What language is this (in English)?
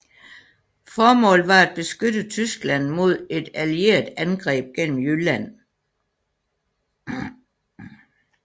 Danish